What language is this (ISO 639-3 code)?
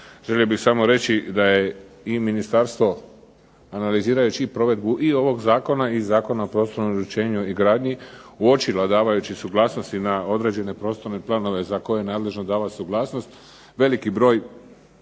hrv